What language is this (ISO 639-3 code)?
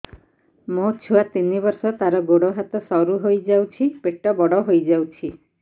ori